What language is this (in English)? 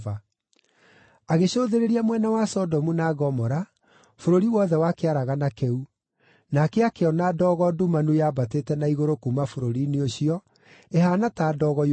Kikuyu